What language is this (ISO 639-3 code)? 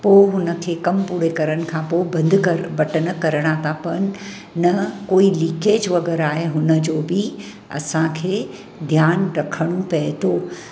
snd